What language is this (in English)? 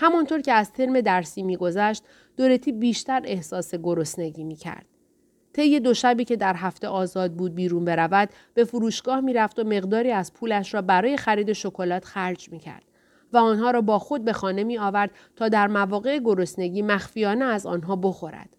Persian